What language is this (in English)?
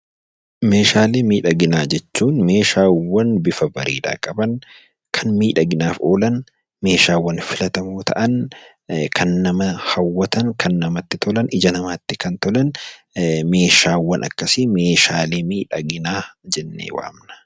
Oromo